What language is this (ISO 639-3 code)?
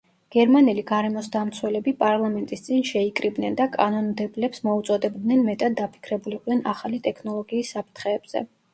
kat